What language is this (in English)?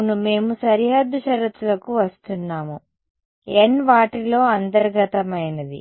Telugu